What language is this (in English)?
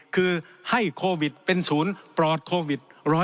Thai